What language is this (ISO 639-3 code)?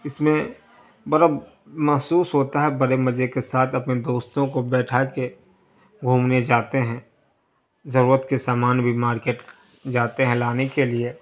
urd